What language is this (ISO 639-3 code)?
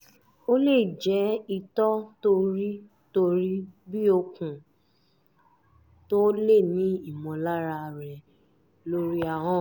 yor